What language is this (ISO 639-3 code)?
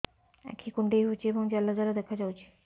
ori